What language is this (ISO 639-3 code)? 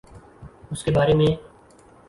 urd